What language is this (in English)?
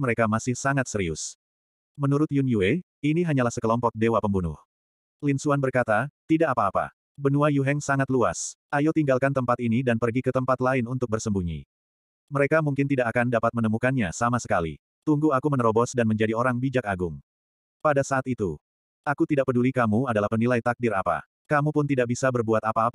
Indonesian